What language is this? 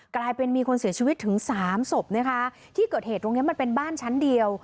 Thai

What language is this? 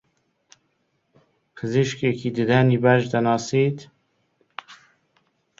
Central Kurdish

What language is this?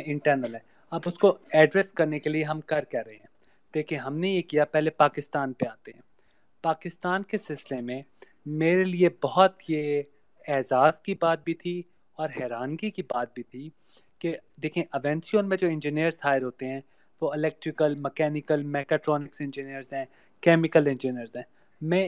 Urdu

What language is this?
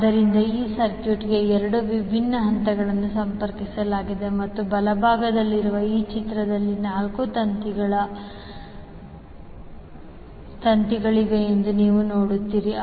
Kannada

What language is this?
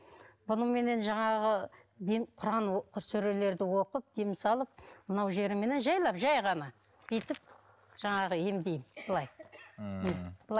Kazakh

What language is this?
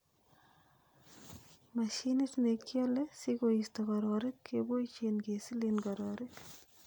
Kalenjin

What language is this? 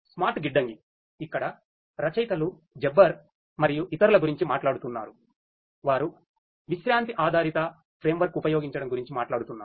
Telugu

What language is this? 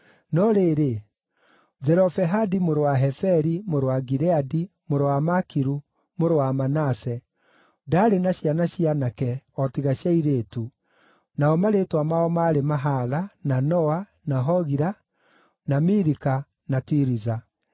Kikuyu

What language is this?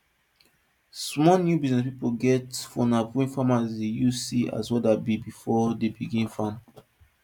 Nigerian Pidgin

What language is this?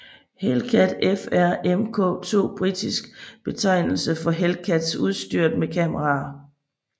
Danish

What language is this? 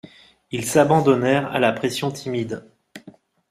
French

